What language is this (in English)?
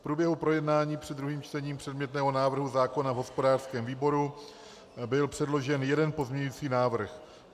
Czech